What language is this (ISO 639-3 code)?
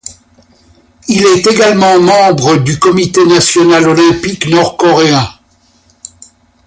fra